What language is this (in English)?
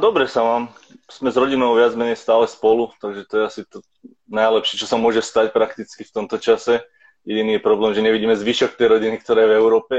Slovak